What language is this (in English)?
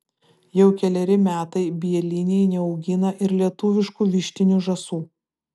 Lithuanian